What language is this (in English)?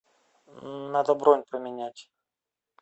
Russian